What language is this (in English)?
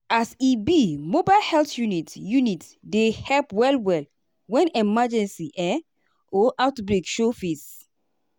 Nigerian Pidgin